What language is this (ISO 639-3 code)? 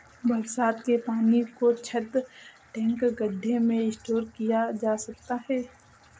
hin